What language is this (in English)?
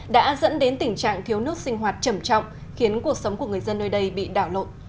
Vietnamese